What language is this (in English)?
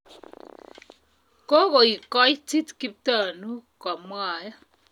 Kalenjin